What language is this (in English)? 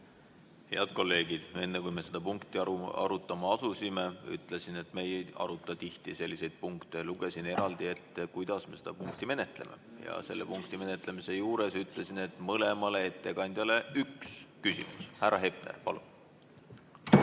Estonian